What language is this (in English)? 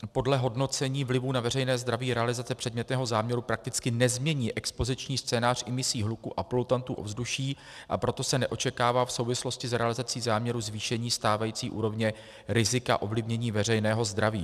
Czech